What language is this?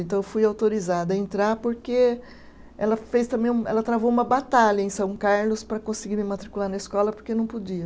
Portuguese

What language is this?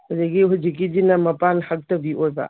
Manipuri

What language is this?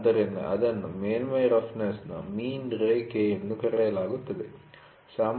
Kannada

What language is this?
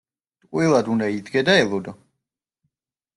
Georgian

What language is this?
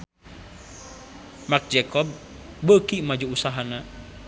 Sundanese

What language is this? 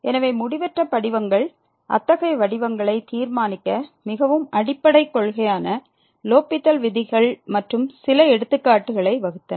Tamil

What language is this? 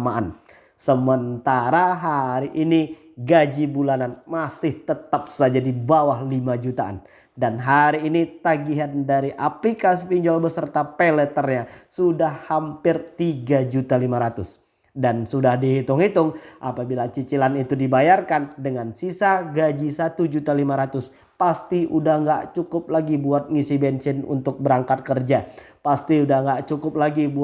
Indonesian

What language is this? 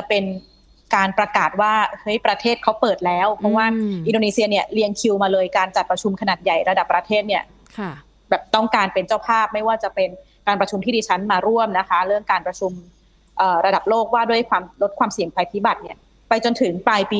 Thai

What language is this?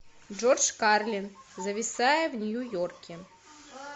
Russian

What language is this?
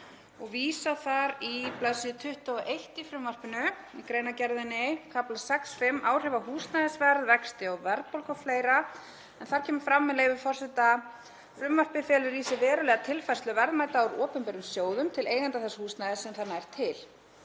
Icelandic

